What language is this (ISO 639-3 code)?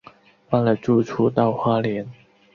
zho